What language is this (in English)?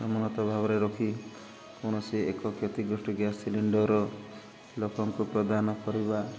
Odia